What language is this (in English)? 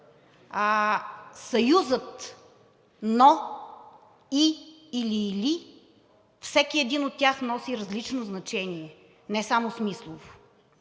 Bulgarian